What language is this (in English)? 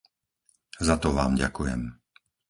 Slovak